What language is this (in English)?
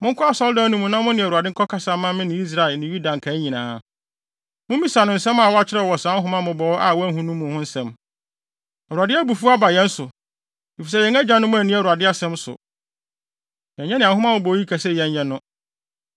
Akan